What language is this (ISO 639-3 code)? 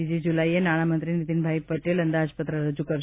guj